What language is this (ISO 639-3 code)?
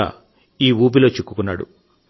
tel